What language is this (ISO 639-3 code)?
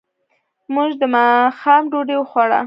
pus